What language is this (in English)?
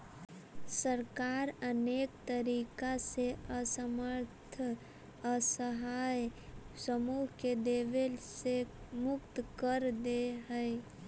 Magahi